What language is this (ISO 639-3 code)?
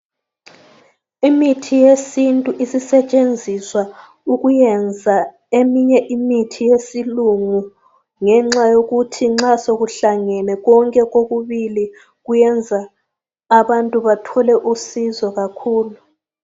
nde